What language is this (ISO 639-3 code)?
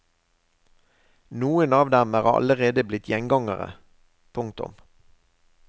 nor